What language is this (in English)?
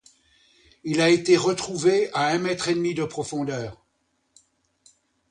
French